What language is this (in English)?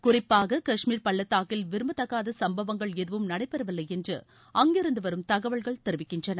Tamil